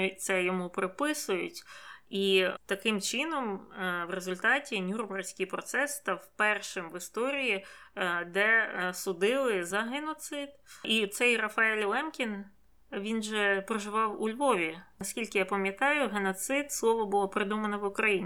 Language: Ukrainian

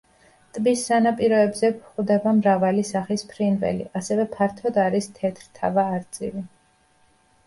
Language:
Georgian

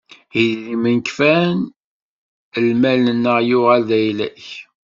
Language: Kabyle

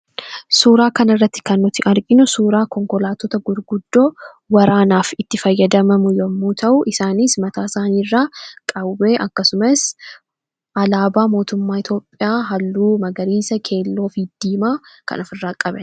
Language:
Oromo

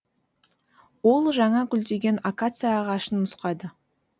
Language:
Kazakh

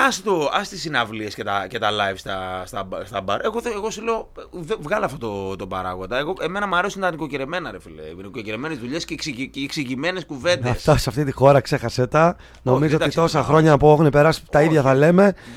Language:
Greek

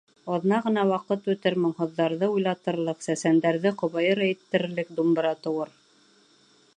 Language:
Bashkir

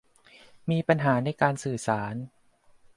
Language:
Thai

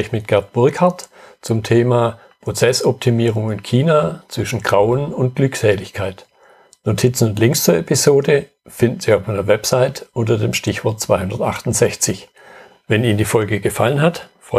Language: German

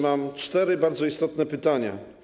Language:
Polish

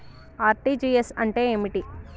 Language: Telugu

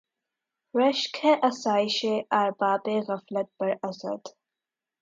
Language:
Urdu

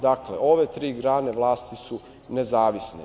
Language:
Serbian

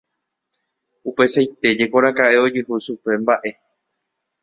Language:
Guarani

